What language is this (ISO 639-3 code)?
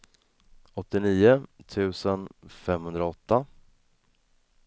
swe